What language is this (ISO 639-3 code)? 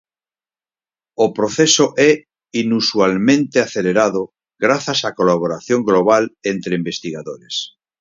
glg